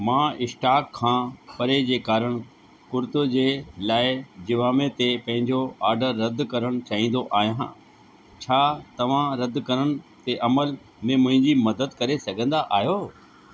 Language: Sindhi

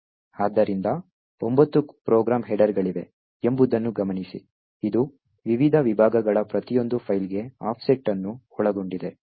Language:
Kannada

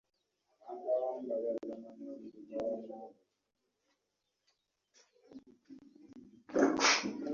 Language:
Ganda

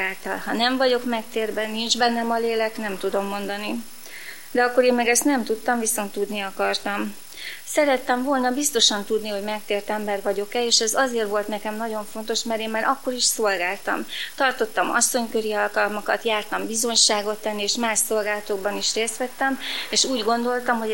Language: Hungarian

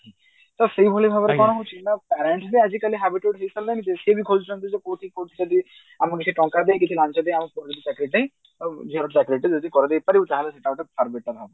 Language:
Odia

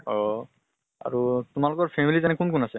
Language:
Assamese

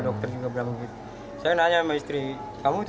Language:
Indonesian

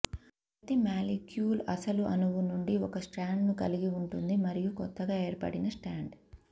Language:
Telugu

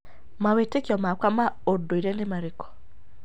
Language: Kikuyu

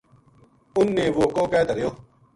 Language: Gujari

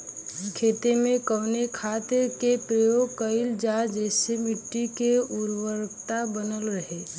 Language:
Bhojpuri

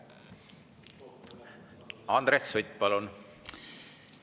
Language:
Estonian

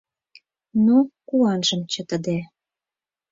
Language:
Mari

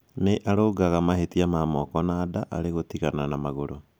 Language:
Kikuyu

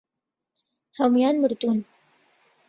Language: Central Kurdish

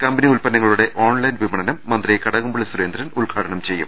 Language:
Malayalam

